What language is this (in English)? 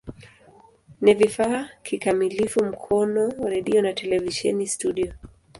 Swahili